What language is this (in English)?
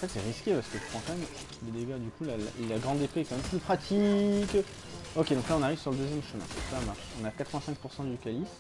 French